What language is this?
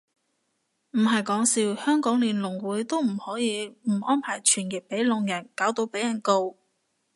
Cantonese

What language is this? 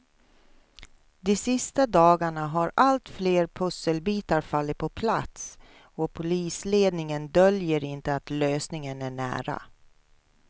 Swedish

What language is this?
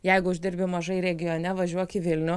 Lithuanian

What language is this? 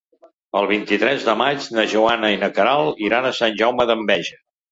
Catalan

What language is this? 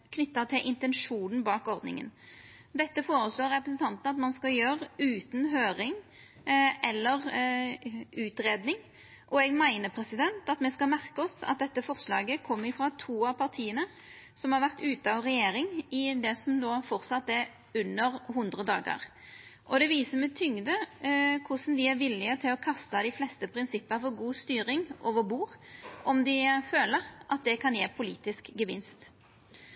Norwegian Nynorsk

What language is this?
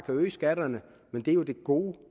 Danish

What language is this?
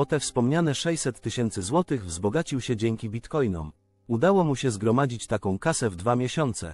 Polish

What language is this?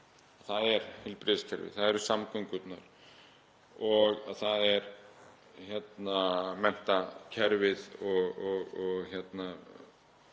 Icelandic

